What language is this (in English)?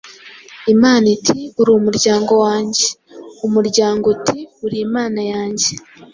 Kinyarwanda